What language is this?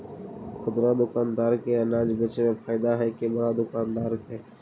Magahi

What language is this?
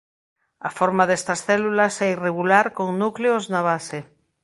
Galician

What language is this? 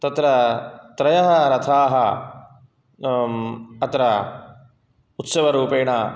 Sanskrit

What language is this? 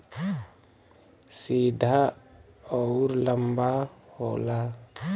Bhojpuri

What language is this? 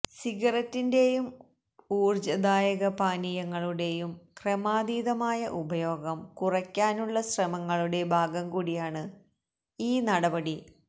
Malayalam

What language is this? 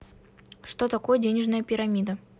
Russian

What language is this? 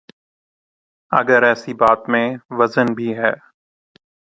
Urdu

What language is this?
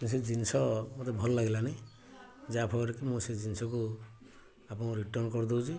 Odia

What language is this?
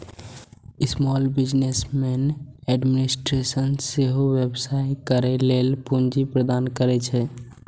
Maithili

